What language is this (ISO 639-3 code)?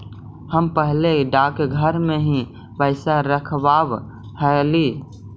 mag